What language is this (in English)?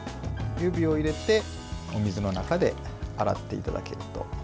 Japanese